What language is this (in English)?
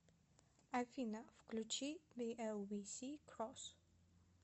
Russian